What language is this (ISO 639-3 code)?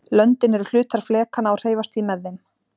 isl